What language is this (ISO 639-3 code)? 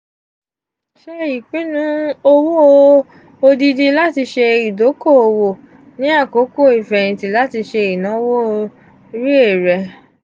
yor